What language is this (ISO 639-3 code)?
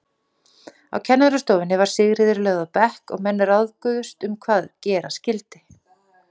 isl